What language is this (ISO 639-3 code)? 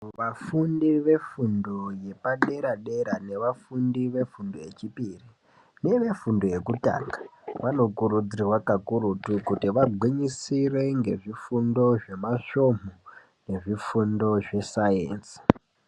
ndc